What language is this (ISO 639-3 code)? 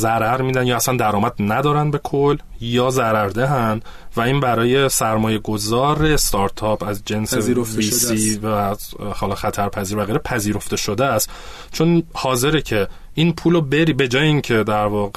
fas